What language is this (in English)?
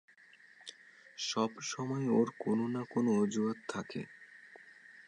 Bangla